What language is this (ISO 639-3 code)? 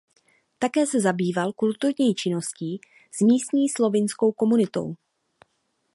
ces